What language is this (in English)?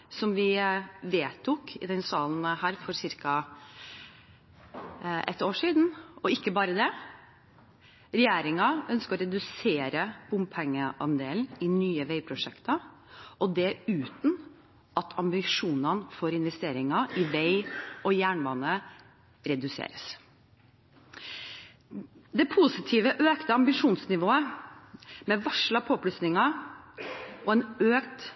Norwegian Bokmål